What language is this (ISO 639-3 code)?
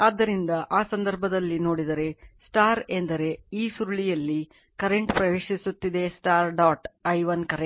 kan